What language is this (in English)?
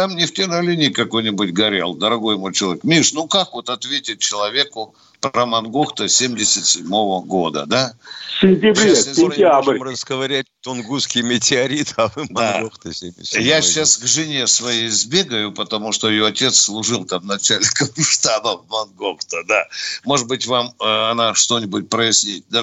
Russian